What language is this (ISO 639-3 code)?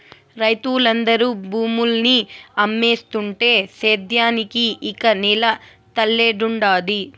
tel